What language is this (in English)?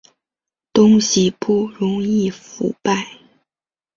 Chinese